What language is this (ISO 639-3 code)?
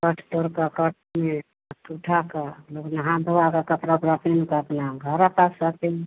hin